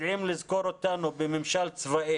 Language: Hebrew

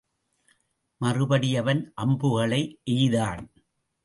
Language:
Tamil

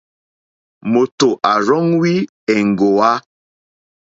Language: Mokpwe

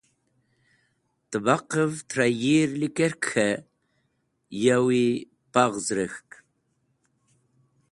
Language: Wakhi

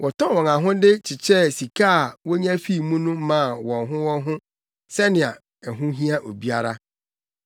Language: Akan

